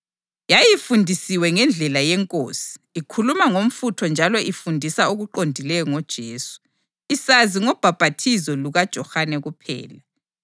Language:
North Ndebele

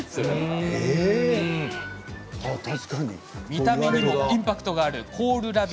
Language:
Japanese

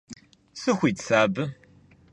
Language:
Kabardian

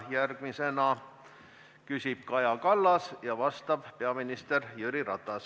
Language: Estonian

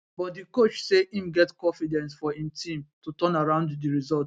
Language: Nigerian Pidgin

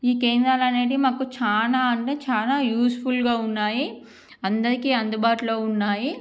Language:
Telugu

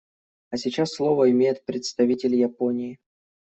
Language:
Russian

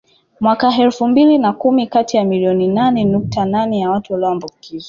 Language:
Swahili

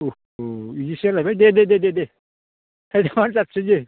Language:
Bodo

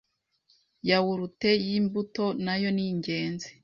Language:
Kinyarwanda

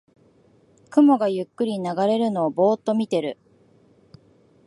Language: Japanese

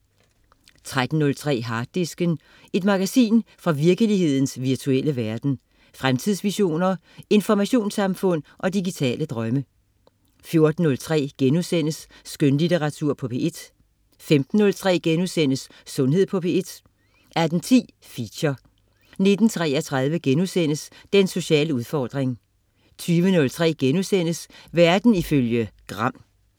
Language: Danish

